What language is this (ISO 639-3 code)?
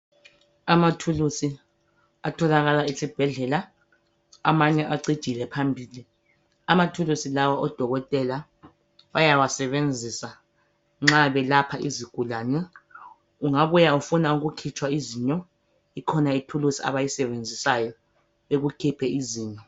nde